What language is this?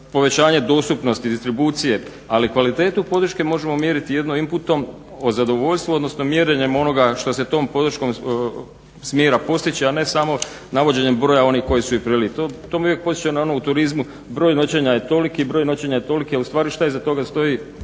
Croatian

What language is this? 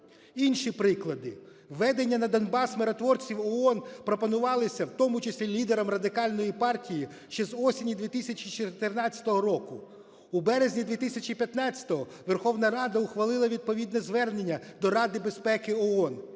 Ukrainian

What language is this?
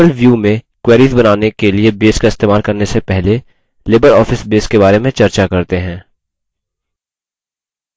Hindi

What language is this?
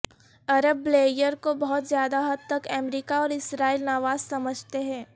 Urdu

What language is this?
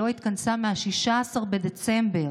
Hebrew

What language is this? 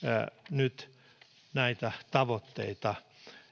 Finnish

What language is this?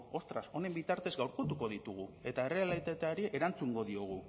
Basque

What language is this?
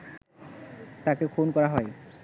Bangla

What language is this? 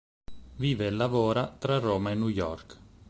Italian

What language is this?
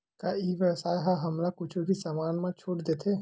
Chhattisgarhi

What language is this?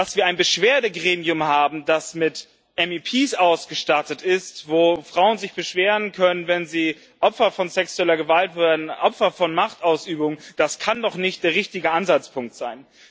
German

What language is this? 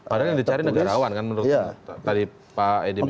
Indonesian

